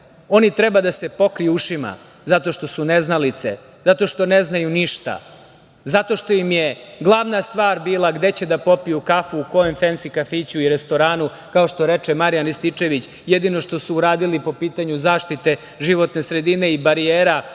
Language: Serbian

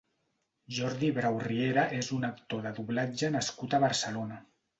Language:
Catalan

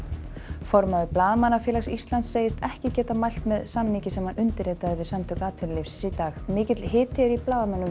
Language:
Icelandic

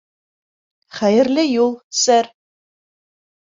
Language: Bashkir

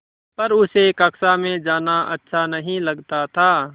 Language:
Hindi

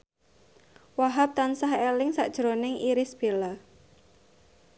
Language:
Javanese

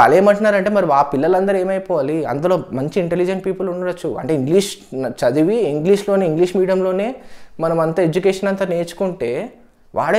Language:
Telugu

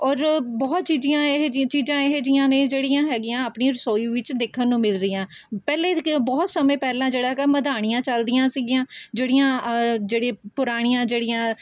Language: Punjabi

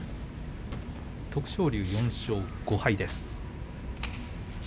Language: Japanese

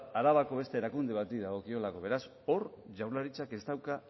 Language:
Basque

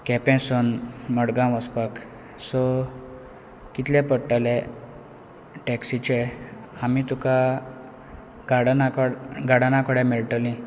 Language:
Konkani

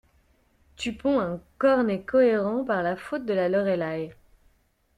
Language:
French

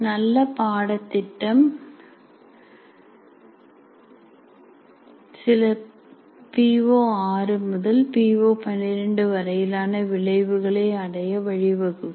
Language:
Tamil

